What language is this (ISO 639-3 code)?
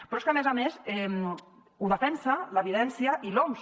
cat